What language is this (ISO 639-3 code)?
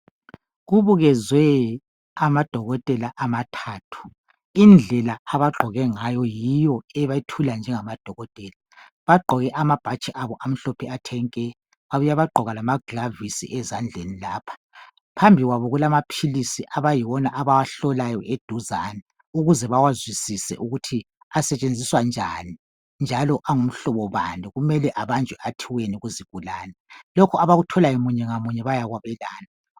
nde